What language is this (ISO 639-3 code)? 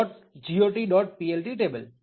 guj